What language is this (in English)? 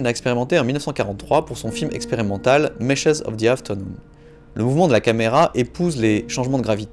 French